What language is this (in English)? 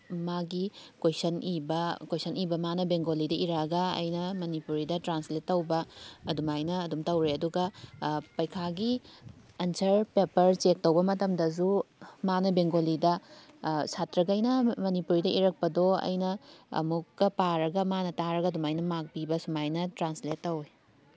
Manipuri